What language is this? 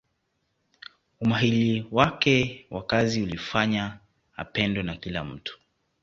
Swahili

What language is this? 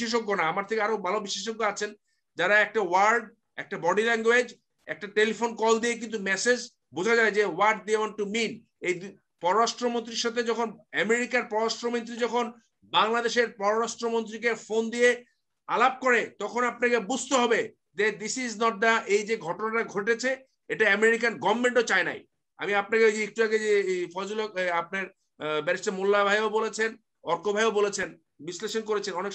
Turkish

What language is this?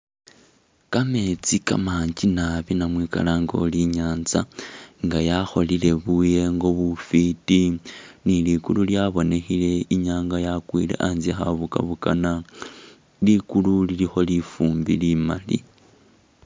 Masaaba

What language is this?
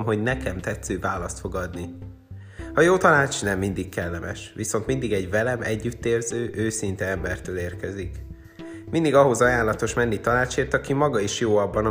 Hungarian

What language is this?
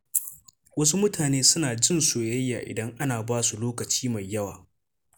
Hausa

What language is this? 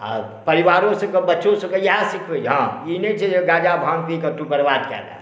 Maithili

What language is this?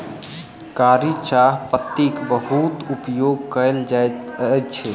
Maithili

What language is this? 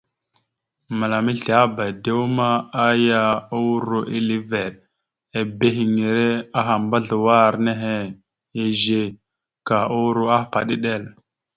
Mada (Cameroon)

